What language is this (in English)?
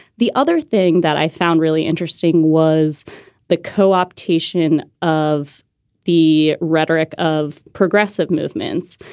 English